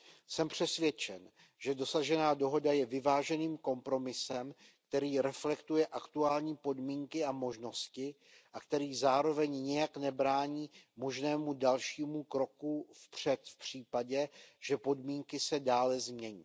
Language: Czech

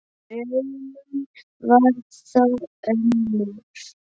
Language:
Icelandic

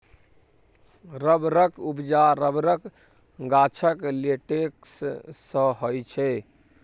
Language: Maithili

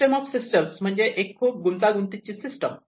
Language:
Marathi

